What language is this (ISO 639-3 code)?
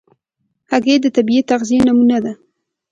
pus